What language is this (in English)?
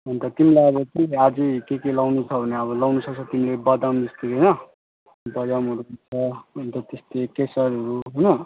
Nepali